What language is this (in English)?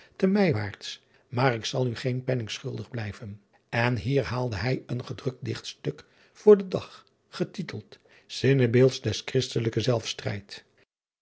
Dutch